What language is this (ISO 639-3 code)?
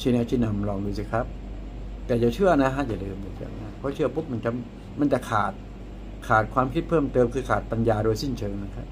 tha